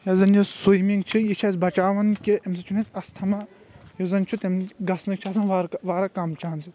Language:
Kashmiri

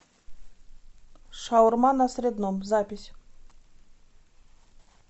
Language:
Russian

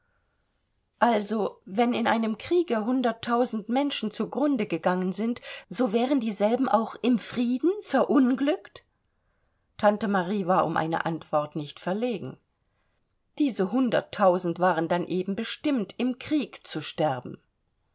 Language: German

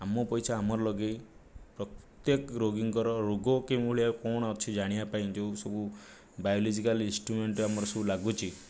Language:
Odia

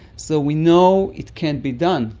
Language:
English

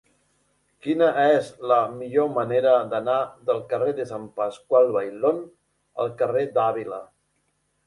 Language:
Catalan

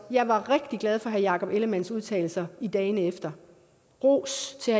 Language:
Danish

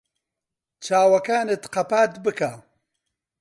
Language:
Central Kurdish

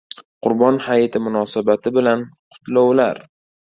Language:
Uzbek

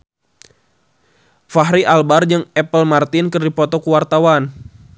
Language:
Sundanese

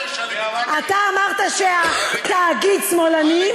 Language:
Hebrew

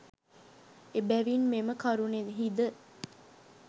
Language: Sinhala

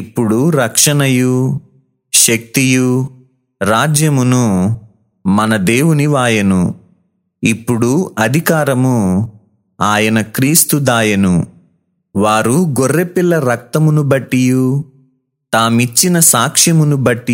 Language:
Telugu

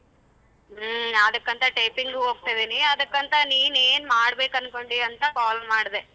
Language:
Kannada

